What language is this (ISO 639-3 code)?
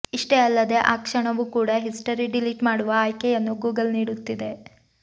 kan